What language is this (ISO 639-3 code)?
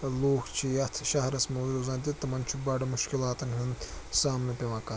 kas